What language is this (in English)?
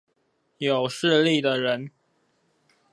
Chinese